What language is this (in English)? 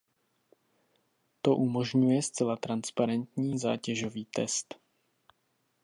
Czech